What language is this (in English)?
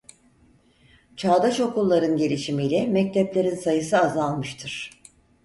Turkish